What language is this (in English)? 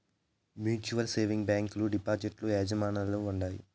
Telugu